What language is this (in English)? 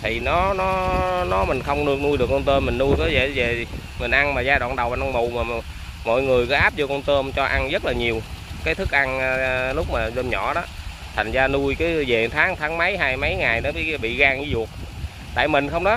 Vietnamese